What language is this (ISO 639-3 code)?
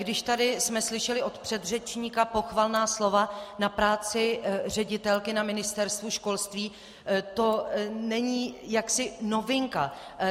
ces